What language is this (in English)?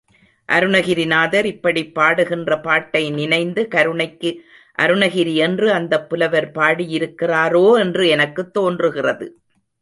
Tamil